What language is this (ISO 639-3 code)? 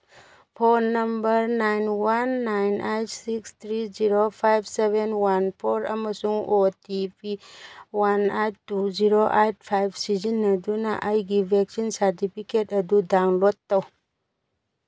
mni